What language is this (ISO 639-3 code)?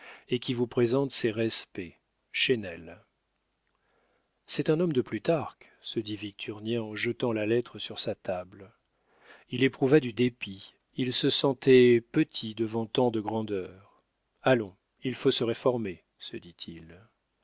fra